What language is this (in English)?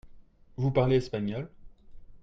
French